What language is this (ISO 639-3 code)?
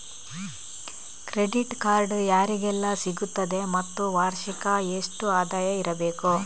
kan